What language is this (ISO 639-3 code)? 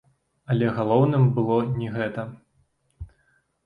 bel